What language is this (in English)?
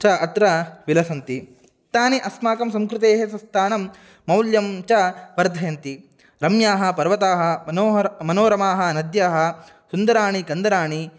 Sanskrit